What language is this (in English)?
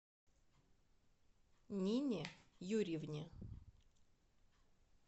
Russian